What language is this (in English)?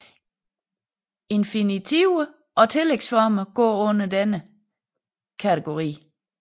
Danish